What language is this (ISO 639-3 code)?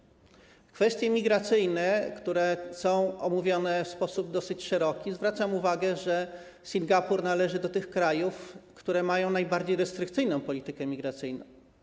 pol